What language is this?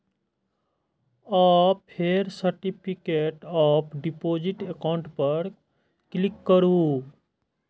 Maithili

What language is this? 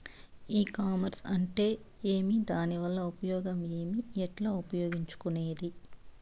Telugu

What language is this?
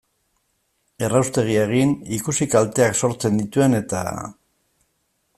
Basque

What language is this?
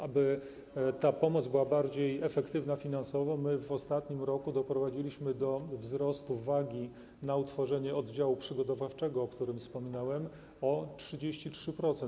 Polish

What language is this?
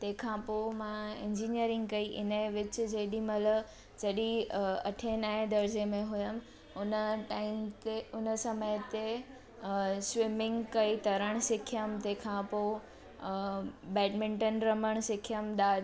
Sindhi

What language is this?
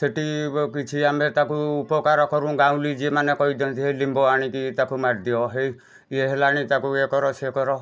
Odia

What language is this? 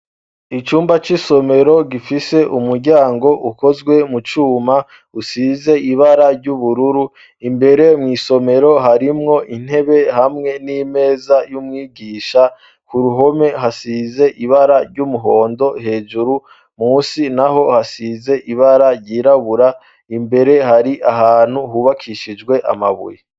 Rundi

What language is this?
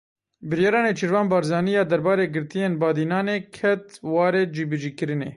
Kurdish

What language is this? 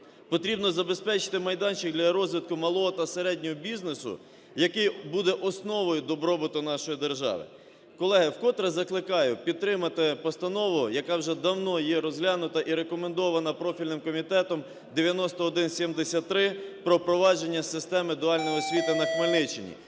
Ukrainian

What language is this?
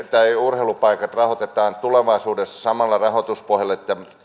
Finnish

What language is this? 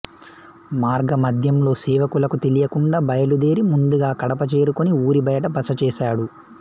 Telugu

